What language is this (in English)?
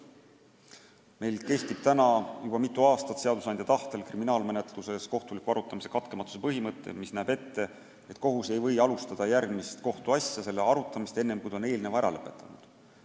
Estonian